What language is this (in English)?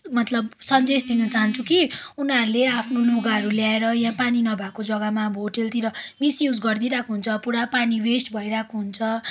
Nepali